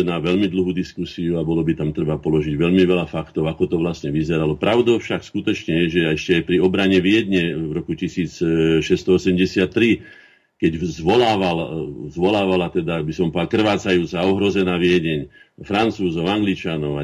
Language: Slovak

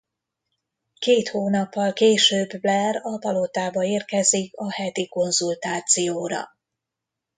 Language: Hungarian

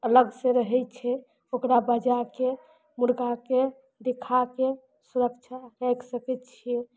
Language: Maithili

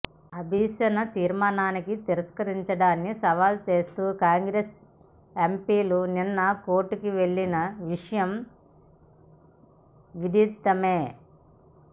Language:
Telugu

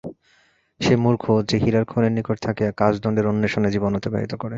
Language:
Bangla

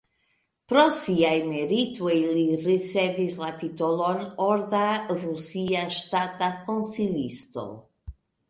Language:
Esperanto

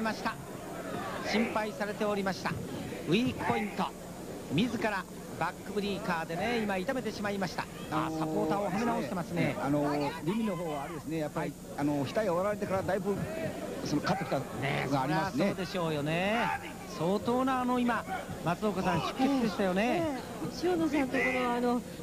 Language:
Japanese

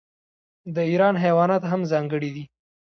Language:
Pashto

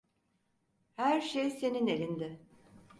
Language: Turkish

